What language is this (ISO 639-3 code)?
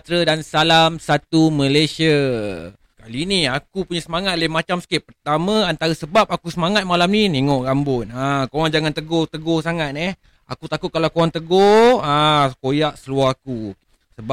msa